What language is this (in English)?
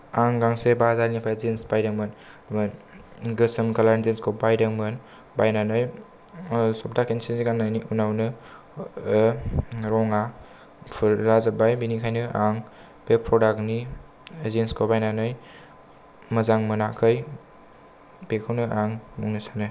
Bodo